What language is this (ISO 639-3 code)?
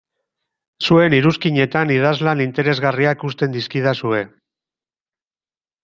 eus